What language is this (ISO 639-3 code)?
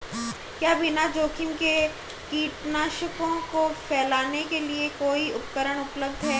hin